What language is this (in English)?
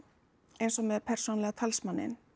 Icelandic